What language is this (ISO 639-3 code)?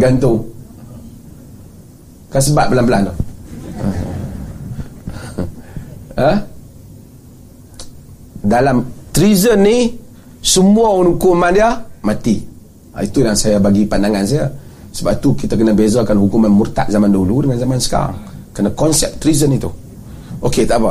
msa